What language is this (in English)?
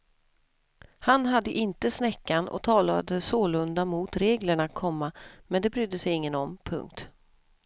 Swedish